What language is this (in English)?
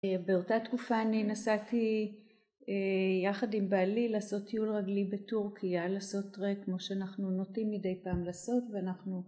Hebrew